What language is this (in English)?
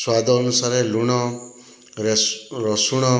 Odia